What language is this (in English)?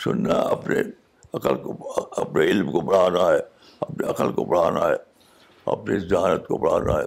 Urdu